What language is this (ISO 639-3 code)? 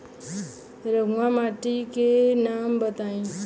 bho